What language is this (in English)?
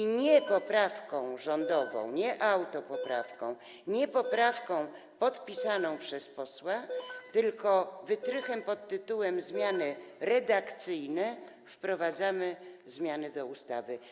Polish